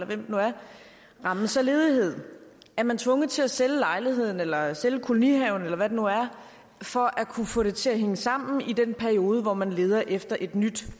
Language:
Danish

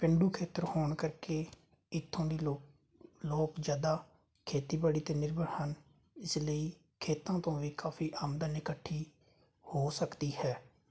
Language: Punjabi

